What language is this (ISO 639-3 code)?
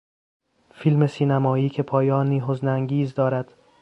fas